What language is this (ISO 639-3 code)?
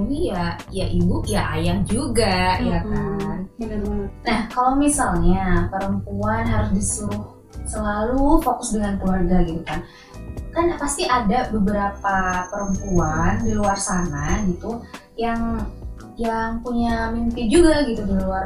ind